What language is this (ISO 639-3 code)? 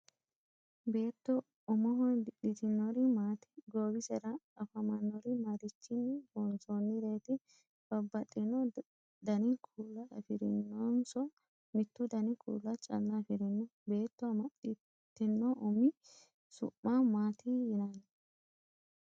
sid